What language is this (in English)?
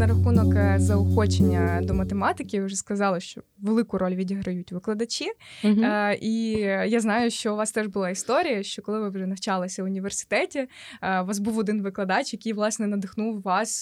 Ukrainian